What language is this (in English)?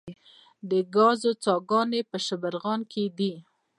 Pashto